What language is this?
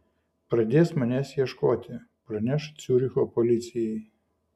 Lithuanian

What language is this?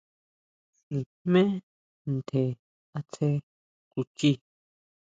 Huautla Mazatec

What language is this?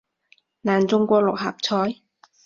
Cantonese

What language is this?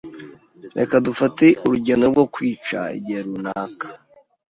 Kinyarwanda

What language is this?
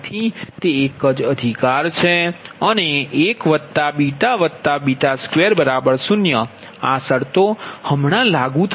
Gujarati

